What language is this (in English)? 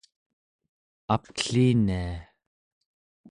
Central Yupik